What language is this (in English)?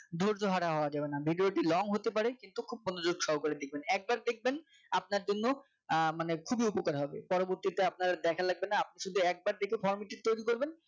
Bangla